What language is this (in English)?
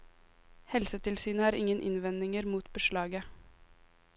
Norwegian